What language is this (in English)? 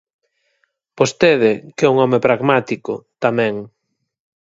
Galician